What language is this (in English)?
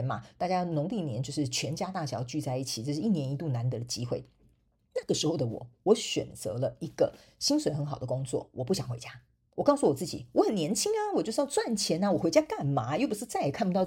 Chinese